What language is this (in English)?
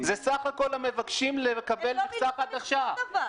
Hebrew